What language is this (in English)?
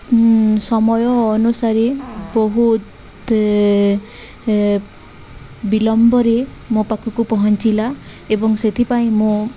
Odia